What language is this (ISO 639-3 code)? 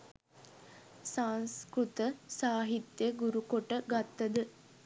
sin